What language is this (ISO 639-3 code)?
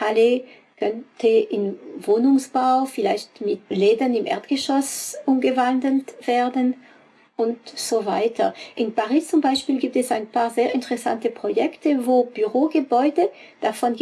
deu